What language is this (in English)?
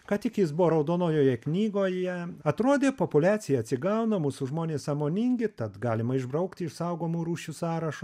Lithuanian